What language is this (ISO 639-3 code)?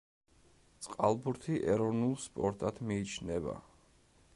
kat